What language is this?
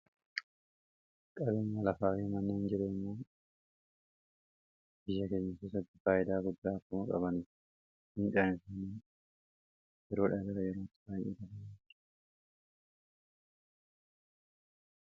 Oromo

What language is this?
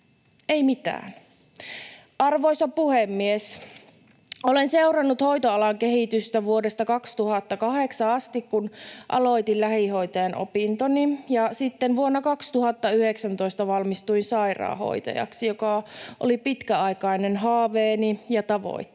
Finnish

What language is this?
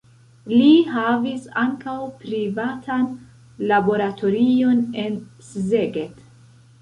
Esperanto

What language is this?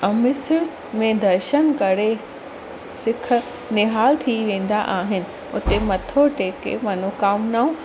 Sindhi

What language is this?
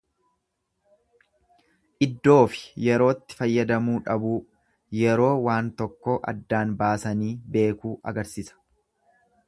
Oromo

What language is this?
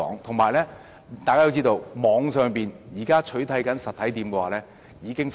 Cantonese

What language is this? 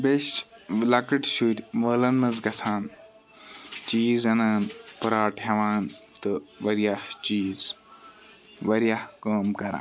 Kashmiri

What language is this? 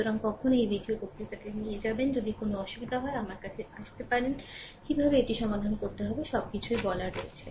Bangla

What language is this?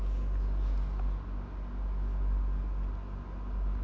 Russian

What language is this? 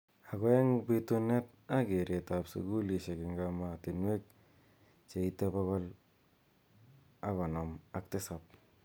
Kalenjin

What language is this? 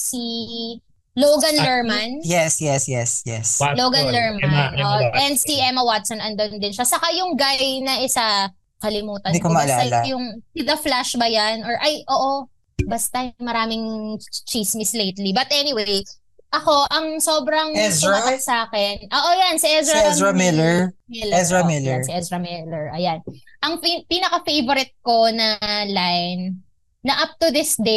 Filipino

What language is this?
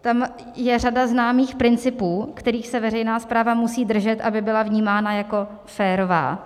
Czech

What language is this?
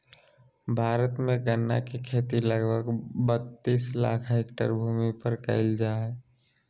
Magahi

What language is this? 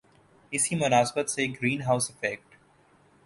Urdu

